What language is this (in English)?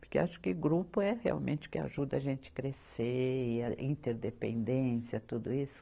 Portuguese